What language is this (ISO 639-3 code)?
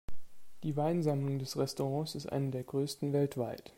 deu